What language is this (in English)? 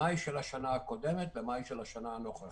Hebrew